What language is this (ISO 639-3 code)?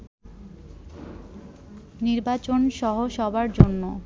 ben